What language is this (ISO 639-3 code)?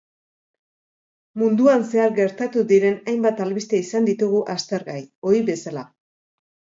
eus